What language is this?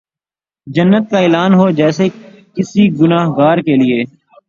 Urdu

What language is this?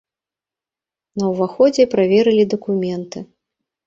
Belarusian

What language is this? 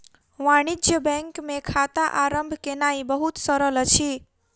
Maithili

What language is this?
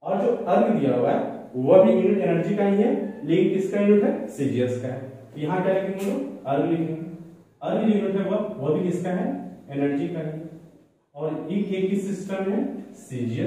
Hindi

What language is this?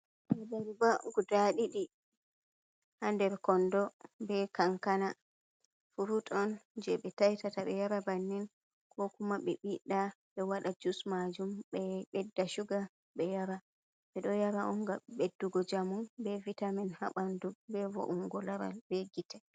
Fula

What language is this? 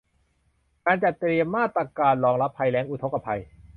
Thai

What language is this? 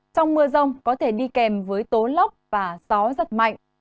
Vietnamese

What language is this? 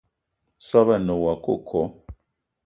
Eton (Cameroon)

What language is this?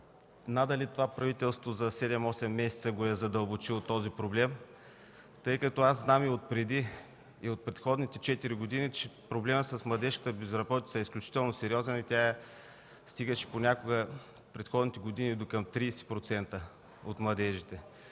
Bulgarian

